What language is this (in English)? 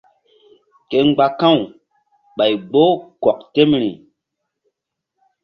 Mbum